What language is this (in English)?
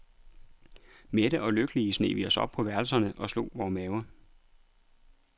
Danish